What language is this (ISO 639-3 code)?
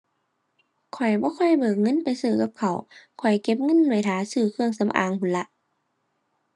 tha